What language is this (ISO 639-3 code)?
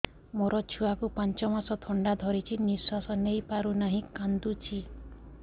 ori